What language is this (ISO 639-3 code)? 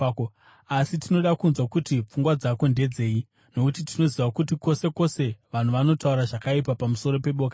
sna